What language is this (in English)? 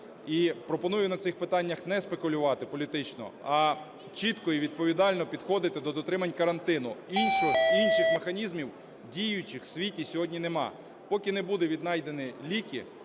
Ukrainian